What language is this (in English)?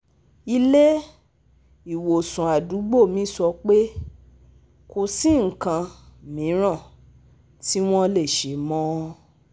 Yoruba